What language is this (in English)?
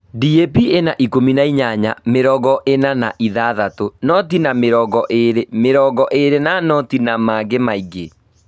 Kikuyu